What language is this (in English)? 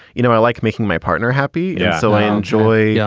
English